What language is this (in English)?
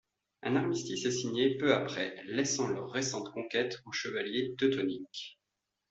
French